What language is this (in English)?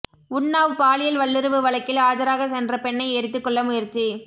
Tamil